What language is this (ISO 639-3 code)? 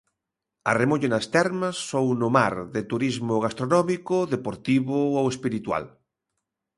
glg